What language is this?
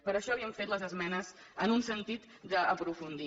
Catalan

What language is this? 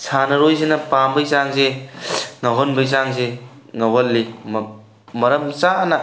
Manipuri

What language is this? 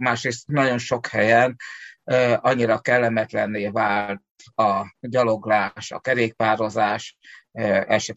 Hungarian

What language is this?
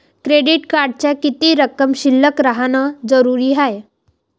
Marathi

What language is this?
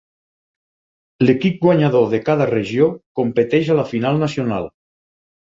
Catalan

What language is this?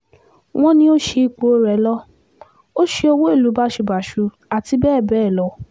Yoruba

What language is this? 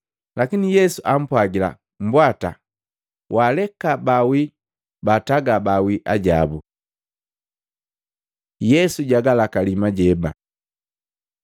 Matengo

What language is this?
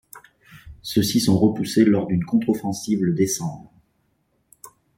French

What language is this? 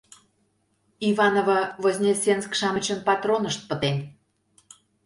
Mari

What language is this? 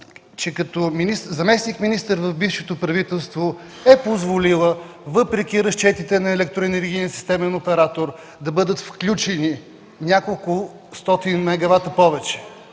Bulgarian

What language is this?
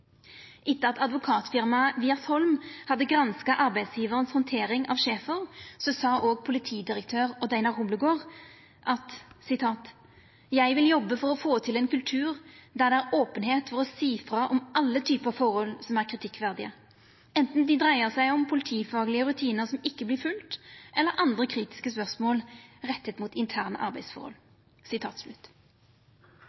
Norwegian Nynorsk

